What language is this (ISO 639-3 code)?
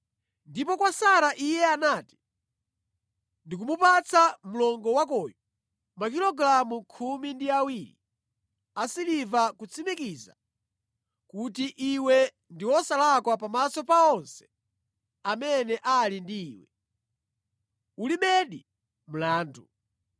nya